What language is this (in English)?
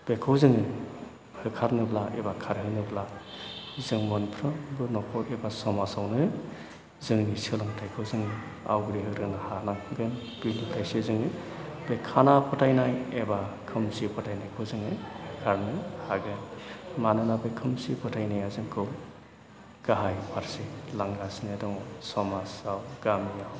Bodo